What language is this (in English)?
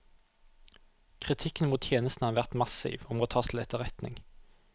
Norwegian